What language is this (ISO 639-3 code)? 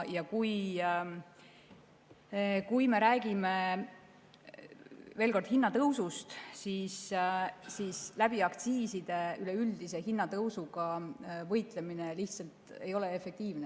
est